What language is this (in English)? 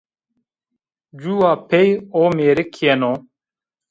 Zaza